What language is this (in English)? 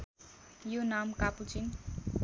Nepali